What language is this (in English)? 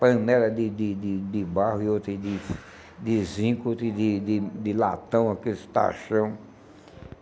Portuguese